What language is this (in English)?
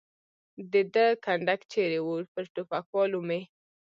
Pashto